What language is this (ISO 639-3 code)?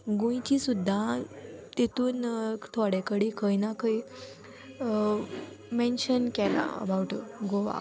kok